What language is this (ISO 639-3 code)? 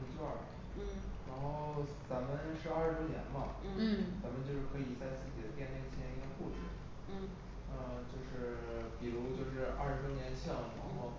zho